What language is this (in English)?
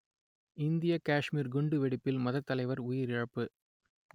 Tamil